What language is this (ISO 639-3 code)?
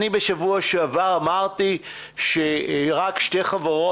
heb